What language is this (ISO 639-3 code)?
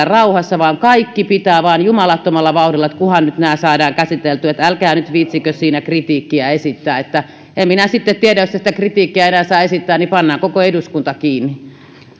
fin